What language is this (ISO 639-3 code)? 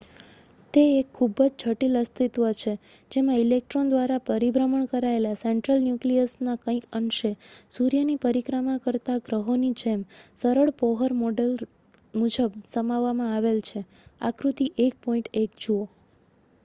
guj